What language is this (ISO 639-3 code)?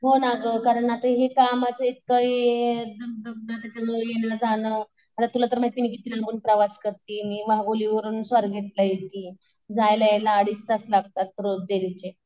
mar